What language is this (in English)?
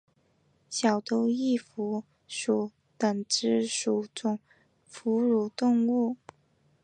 Chinese